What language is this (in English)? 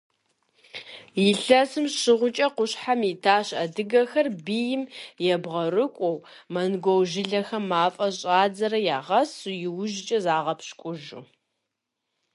Kabardian